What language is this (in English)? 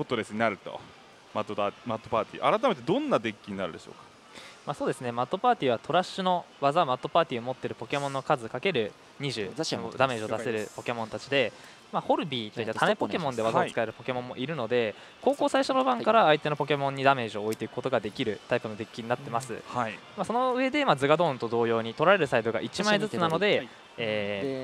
Japanese